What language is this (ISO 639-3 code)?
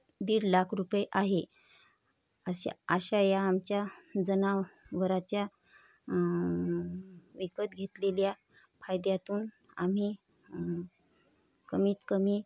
mar